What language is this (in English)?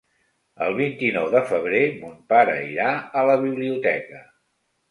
Catalan